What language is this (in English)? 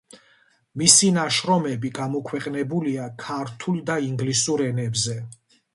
Georgian